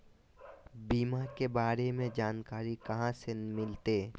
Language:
Magahi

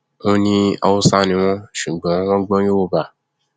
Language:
Yoruba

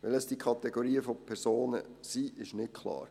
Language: Swiss German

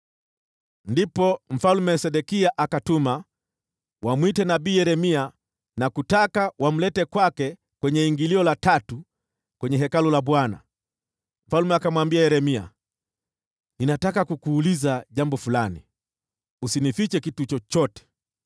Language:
Swahili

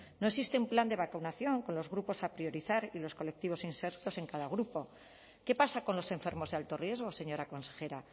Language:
Spanish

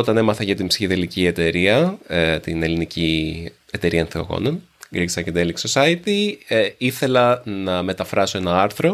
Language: Greek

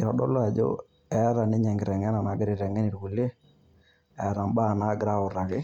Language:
Masai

